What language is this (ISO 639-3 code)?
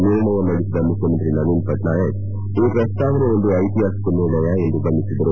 kan